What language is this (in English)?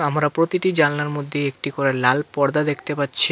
Bangla